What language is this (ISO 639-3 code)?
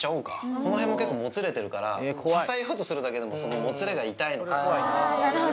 jpn